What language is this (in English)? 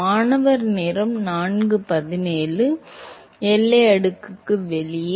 Tamil